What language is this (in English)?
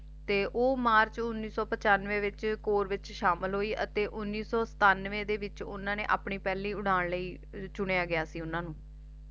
Punjabi